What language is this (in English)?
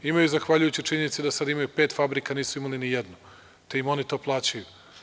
Serbian